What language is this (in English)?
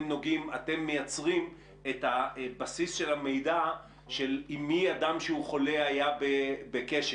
Hebrew